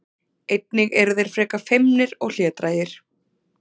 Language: Icelandic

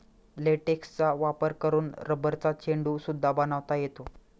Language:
Marathi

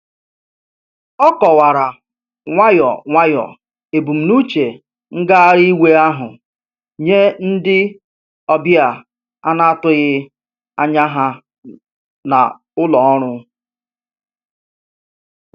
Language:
Igbo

